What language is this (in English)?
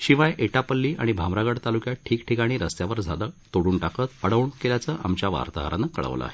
Marathi